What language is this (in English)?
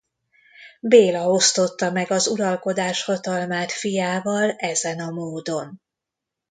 Hungarian